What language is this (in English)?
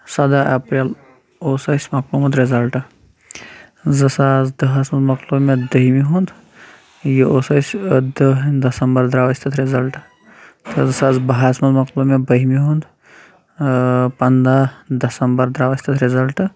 Kashmiri